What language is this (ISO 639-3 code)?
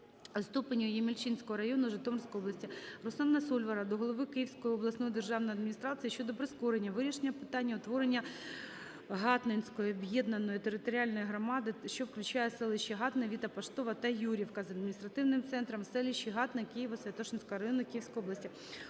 ukr